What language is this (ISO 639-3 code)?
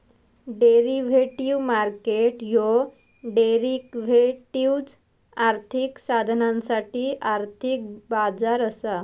mar